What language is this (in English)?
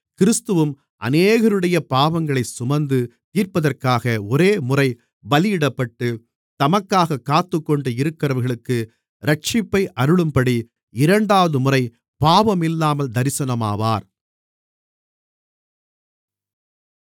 Tamil